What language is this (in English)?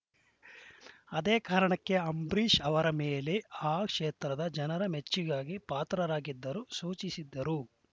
Kannada